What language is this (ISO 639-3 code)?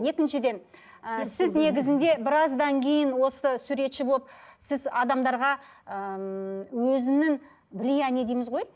kaz